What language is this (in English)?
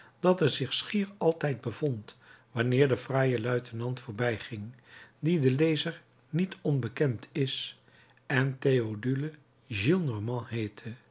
Dutch